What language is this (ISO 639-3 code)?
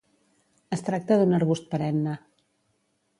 cat